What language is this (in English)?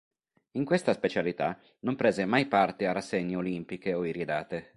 Italian